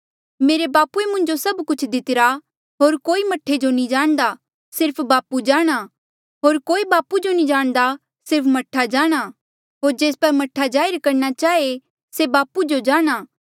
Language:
Mandeali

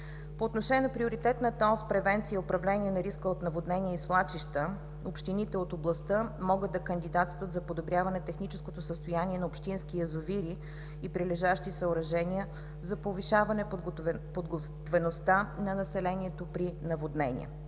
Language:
Bulgarian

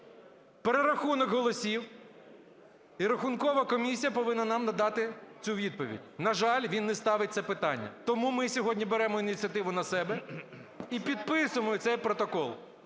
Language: Ukrainian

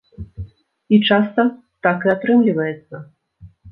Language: Belarusian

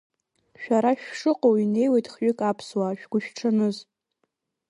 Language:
Abkhazian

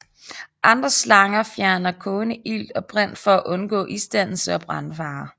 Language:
Danish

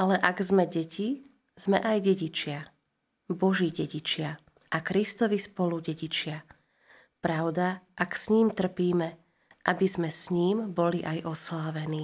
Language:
Slovak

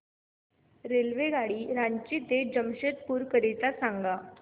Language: Marathi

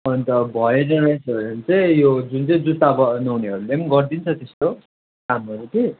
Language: Nepali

